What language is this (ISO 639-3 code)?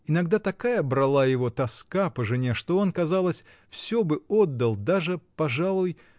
rus